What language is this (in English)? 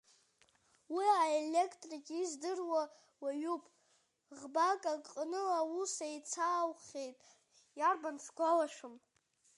Abkhazian